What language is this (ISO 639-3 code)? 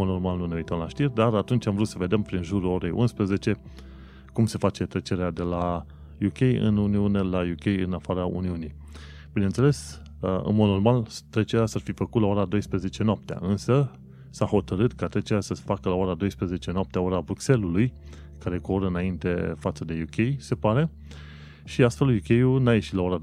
ron